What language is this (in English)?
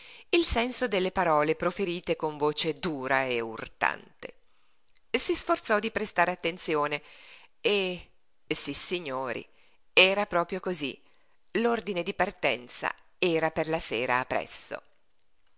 Italian